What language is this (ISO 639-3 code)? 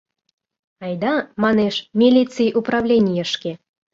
chm